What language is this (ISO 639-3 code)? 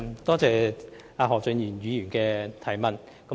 yue